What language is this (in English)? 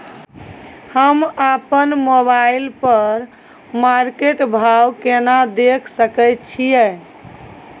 Maithili